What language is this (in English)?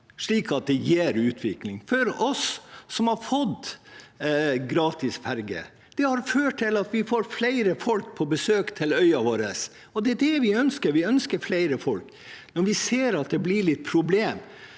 Norwegian